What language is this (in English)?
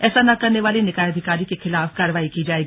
Hindi